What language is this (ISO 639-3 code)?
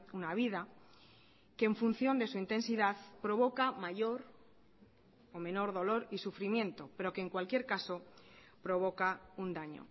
spa